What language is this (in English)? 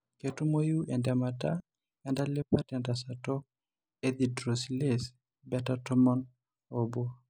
Masai